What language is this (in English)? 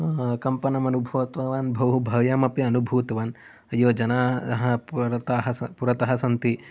Sanskrit